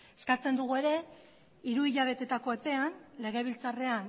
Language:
Basque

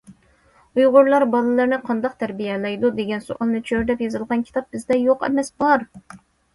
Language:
Uyghur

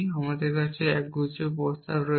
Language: Bangla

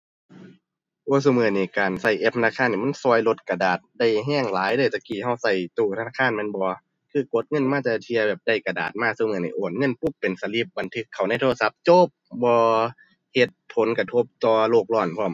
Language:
Thai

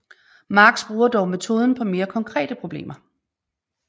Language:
Danish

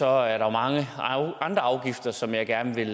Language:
Danish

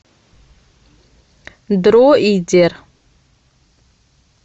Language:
Russian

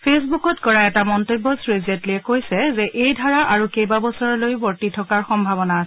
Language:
Assamese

